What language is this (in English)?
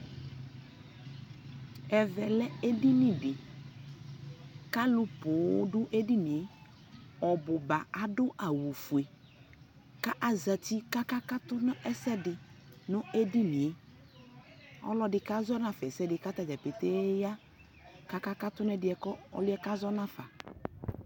Ikposo